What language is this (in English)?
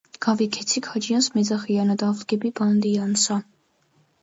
Georgian